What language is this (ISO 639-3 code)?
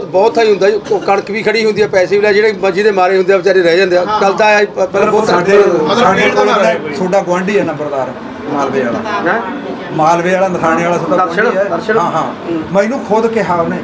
pan